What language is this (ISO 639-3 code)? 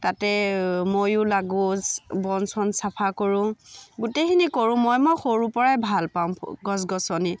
asm